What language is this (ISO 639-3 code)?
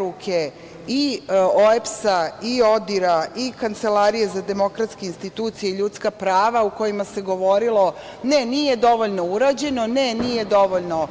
srp